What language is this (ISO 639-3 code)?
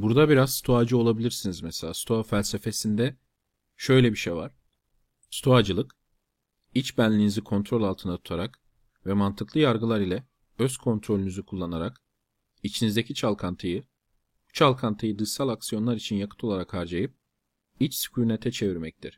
tur